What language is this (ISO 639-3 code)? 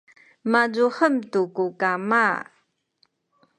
szy